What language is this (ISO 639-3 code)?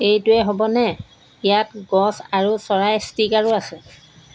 asm